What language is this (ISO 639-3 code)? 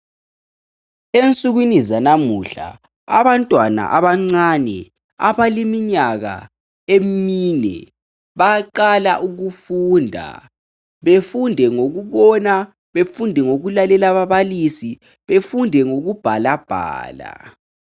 nde